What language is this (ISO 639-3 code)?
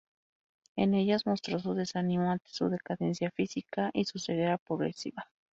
spa